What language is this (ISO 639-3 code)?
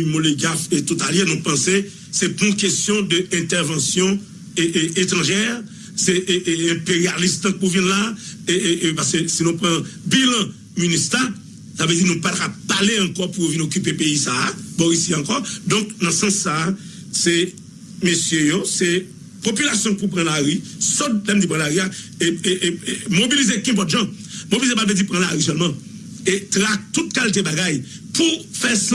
fra